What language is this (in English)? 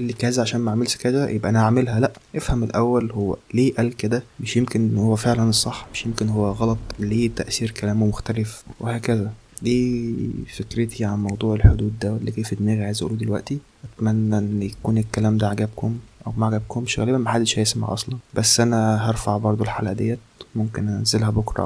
Arabic